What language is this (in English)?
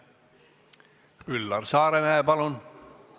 Estonian